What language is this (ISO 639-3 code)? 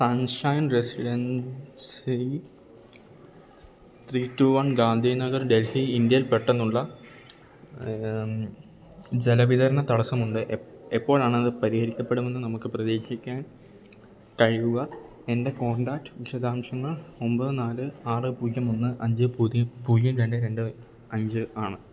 mal